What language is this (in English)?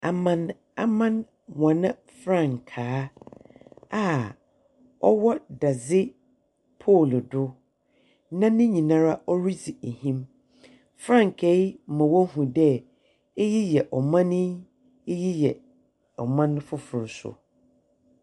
Akan